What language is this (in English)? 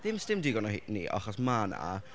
Welsh